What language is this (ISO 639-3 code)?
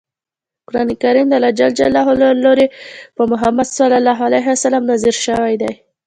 pus